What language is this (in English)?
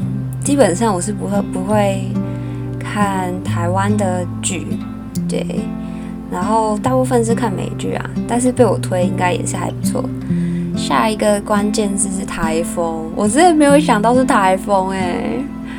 Chinese